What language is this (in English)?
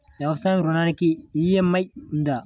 Telugu